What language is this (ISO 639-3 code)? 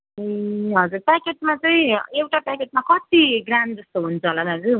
nep